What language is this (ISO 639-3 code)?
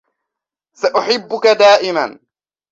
ara